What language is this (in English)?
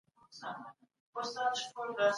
Pashto